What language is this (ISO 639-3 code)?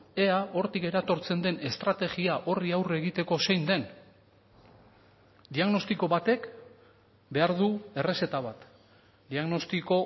eus